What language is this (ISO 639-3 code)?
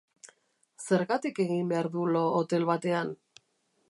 eus